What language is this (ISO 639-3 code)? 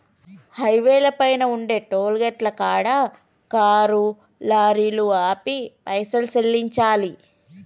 tel